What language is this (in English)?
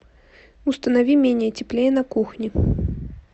Russian